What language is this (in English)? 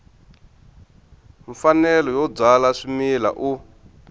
Tsonga